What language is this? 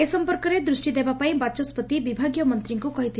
Odia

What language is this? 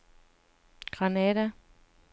Danish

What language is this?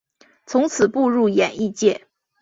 Chinese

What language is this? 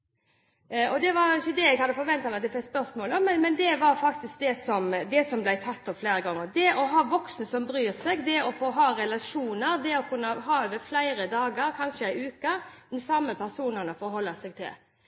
Norwegian Bokmål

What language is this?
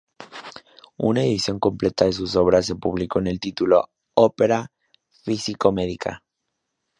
Spanish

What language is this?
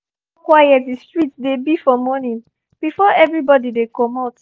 Nigerian Pidgin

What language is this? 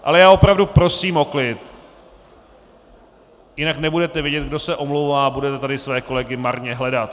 Czech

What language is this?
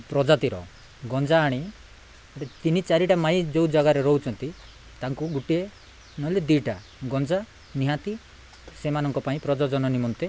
Odia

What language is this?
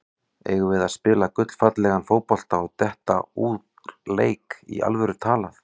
Icelandic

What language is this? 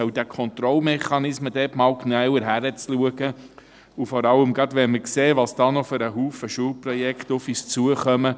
Swiss German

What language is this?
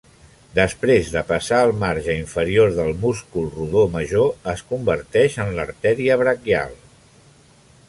Catalan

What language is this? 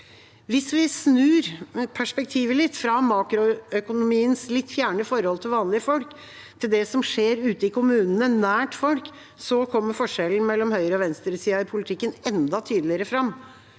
Norwegian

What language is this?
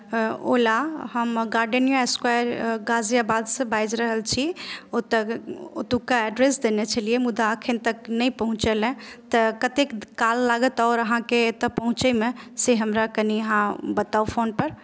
Maithili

